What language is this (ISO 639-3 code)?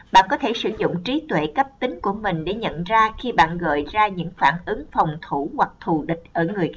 vie